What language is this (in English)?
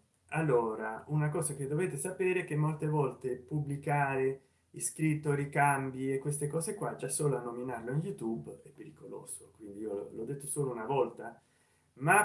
Italian